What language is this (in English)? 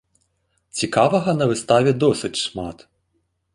Belarusian